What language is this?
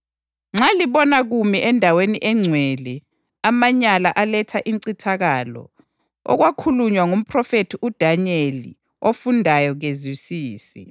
North Ndebele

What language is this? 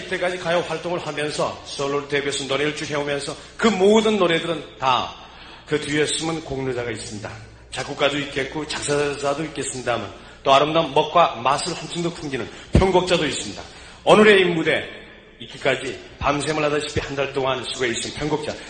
Korean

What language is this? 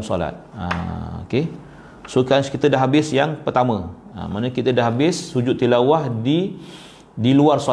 Malay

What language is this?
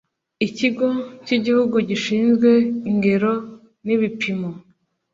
Kinyarwanda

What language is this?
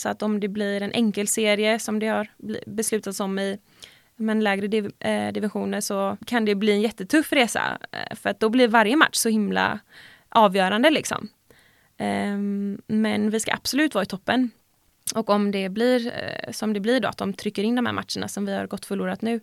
Swedish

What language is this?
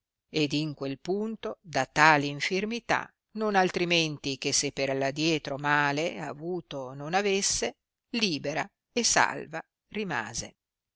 Italian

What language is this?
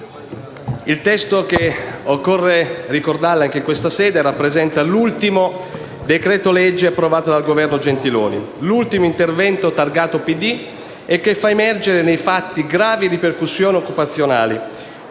Italian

